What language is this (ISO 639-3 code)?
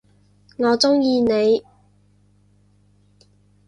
yue